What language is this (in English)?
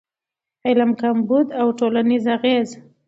Pashto